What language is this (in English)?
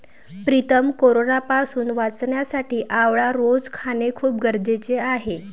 Marathi